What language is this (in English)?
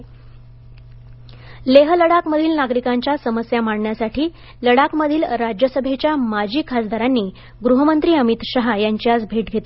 Marathi